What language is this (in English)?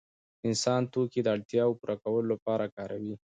Pashto